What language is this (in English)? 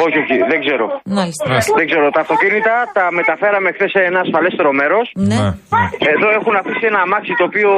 Greek